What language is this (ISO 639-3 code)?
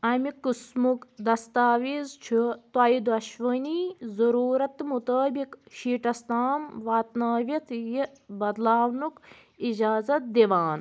kas